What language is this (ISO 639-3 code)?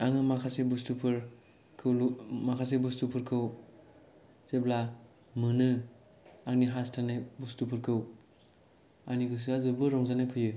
brx